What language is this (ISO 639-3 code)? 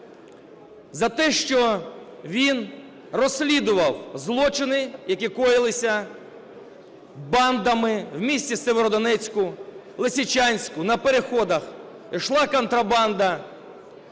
ukr